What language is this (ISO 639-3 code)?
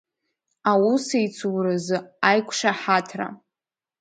abk